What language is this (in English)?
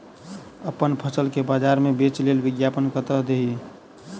Maithili